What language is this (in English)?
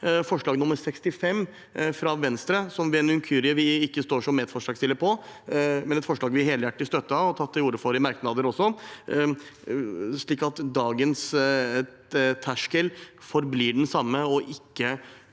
Norwegian